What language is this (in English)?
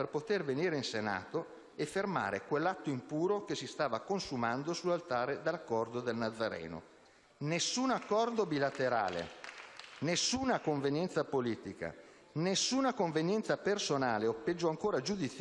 Italian